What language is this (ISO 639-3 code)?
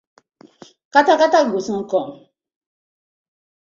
pcm